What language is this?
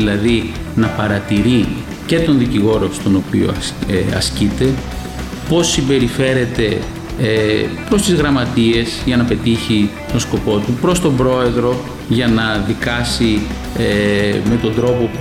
Greek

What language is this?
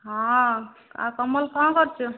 Odia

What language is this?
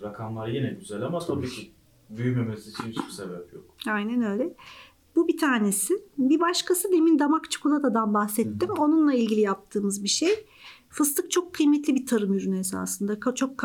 Turkish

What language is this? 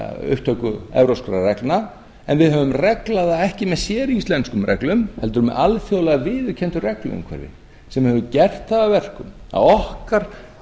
Icelandic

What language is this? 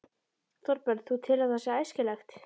Icelandic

